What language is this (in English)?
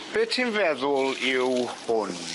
Welsh